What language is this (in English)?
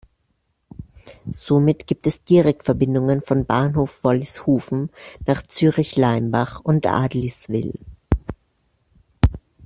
German